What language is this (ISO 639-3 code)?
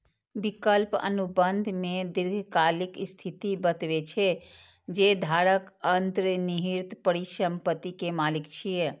mai